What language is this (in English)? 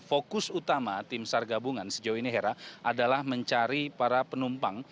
Indonesian